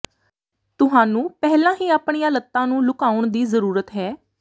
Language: Punjabi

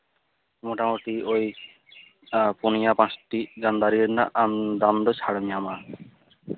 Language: Santali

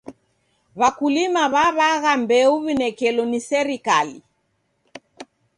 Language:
Taita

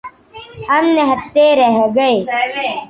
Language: Urdu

